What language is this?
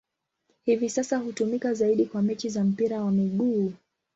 Swahili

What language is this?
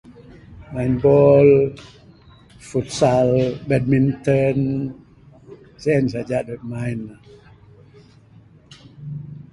Bukar-Sadung Bidayuh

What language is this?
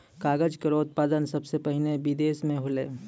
Maithili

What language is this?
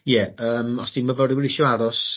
Welsh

